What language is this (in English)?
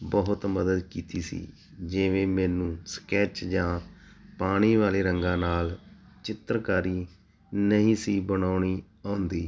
Punjabi